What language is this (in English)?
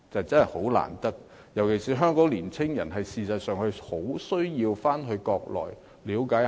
Cantonese